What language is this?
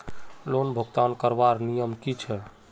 Magahi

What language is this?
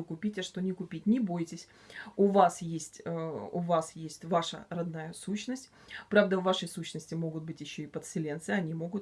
Russian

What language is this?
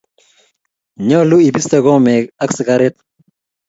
Kalenjin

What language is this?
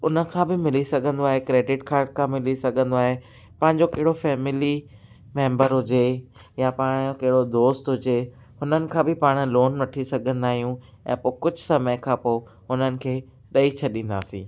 Sindhi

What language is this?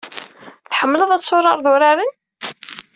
Kabyle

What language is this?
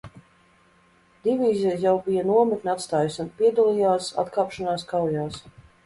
Latvian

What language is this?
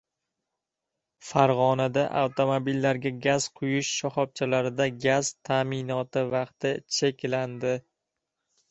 Uzbek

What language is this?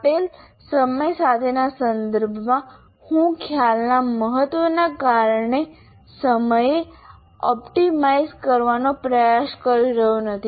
Gujarati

